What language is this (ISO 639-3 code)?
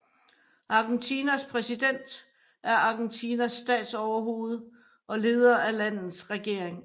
dan